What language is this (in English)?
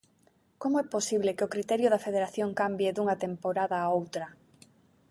Galician